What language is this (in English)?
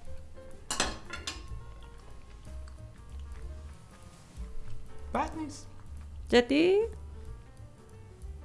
Persian